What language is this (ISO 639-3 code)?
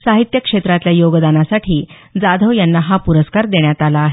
mar